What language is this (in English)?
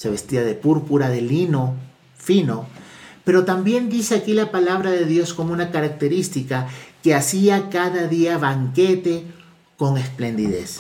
Spanish